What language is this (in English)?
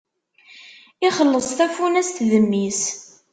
Kabyle